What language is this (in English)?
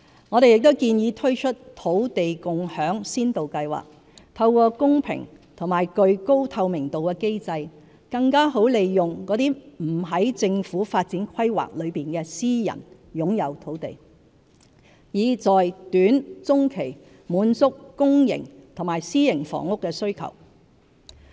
Cantonese